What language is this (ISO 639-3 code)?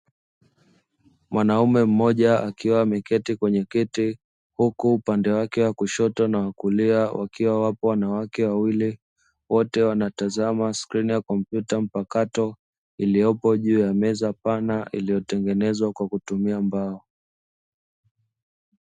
swa